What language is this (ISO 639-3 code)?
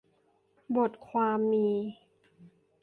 tha